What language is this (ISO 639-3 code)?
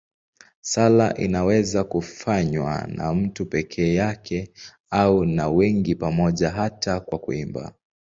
swa